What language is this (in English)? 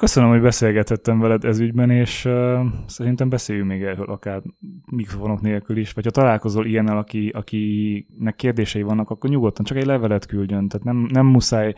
Hungarian